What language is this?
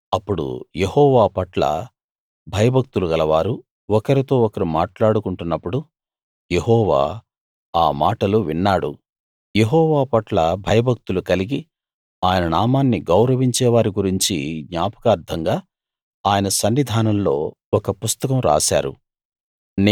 Telugu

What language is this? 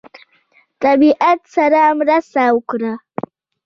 Pashto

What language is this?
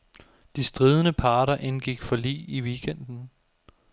Danish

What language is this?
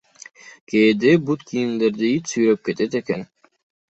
Kyrgyz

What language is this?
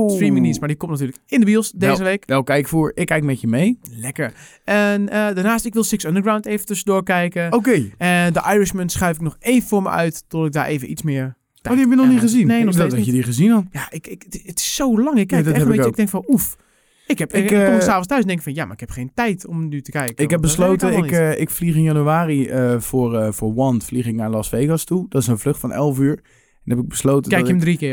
Dutch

